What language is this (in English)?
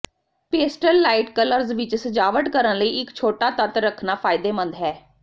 Punjabi